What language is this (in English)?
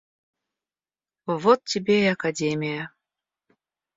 Russian